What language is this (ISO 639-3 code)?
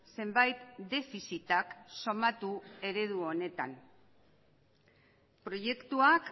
eus